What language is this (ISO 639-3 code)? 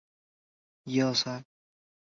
zho